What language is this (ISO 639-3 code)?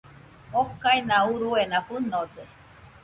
hux